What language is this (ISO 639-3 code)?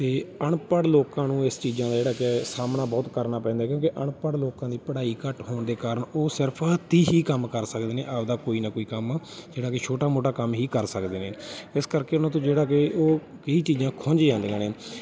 pan